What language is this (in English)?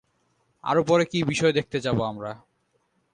Bangla